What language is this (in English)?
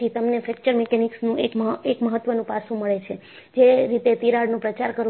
Gujarati